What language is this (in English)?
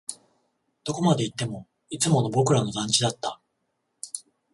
Japanese